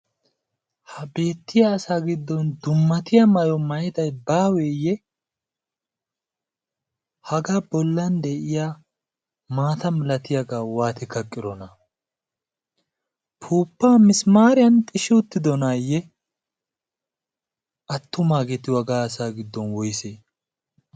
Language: Wolaytta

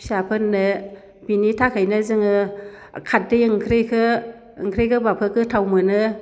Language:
Bodo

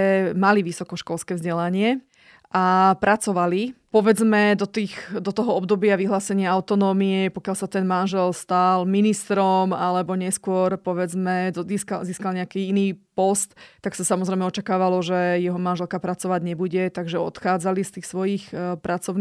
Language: Slovak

